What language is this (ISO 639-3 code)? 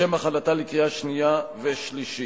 heb